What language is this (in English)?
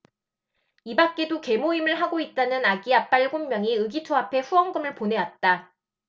Korean